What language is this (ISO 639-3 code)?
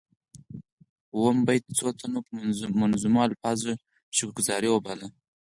pus